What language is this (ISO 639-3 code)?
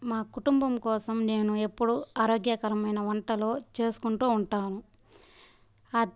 tel